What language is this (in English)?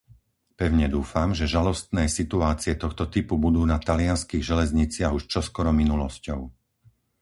Slovak